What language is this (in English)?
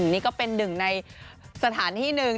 Thai